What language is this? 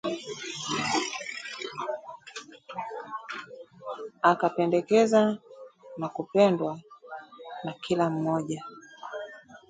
Swahili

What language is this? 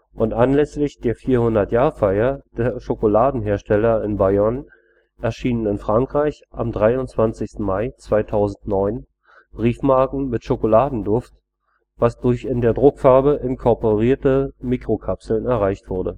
German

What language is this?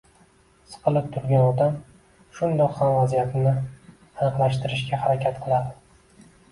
Uzbek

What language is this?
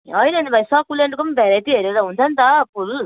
Nepali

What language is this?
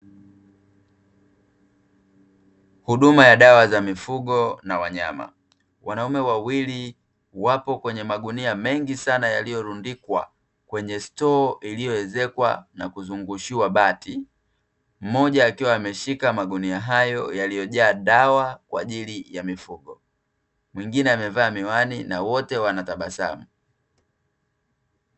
Swahili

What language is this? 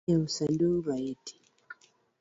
Luo (Kenya and Tanzania)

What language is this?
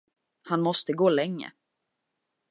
Swedish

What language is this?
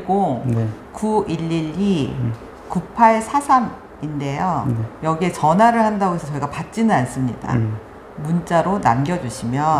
Korean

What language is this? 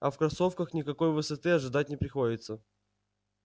Russian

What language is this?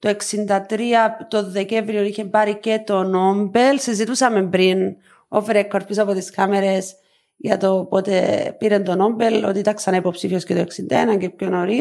Greek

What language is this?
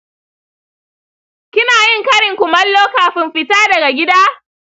Hausa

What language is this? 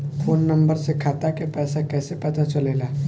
Bhojpuri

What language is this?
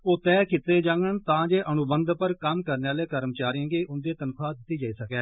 Dogri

